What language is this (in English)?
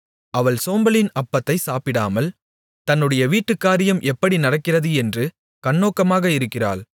Tamil